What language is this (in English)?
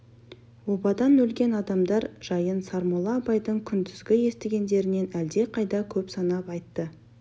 Kazakh